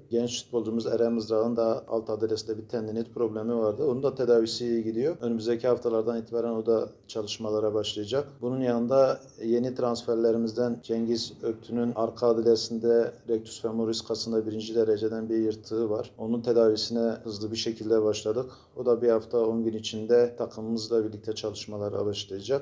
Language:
Turkish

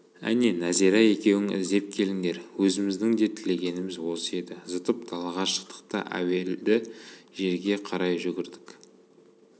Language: Kazakh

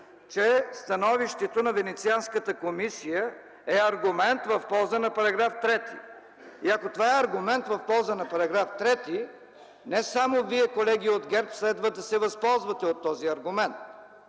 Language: Bulgarian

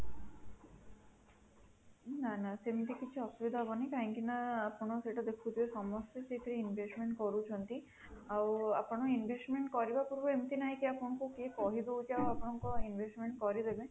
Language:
Odia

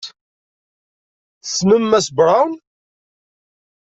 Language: Kabyle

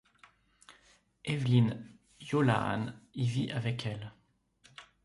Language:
French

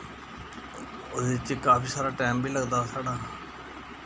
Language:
Dogri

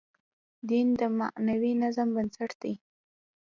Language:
Pashto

